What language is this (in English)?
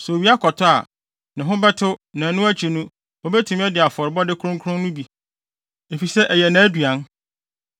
Akan